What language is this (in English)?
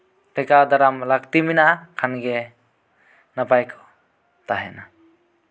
Santali